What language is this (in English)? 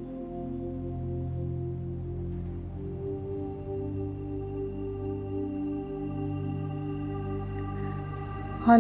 Persian